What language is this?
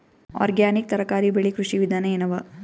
Kannada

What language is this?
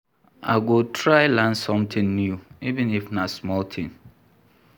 Nigerian Pidgin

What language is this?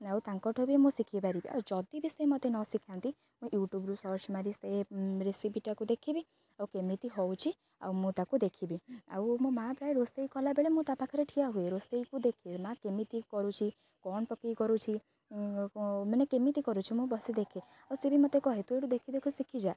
Odia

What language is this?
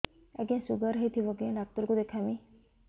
Odia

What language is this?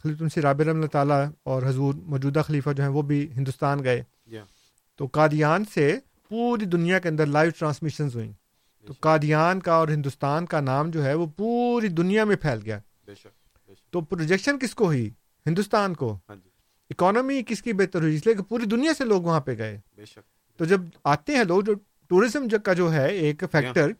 Urdu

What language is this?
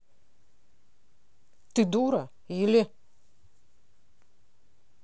Russian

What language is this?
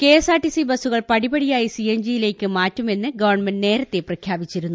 Malayalam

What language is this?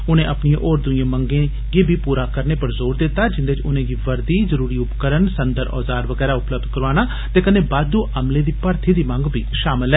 Dogri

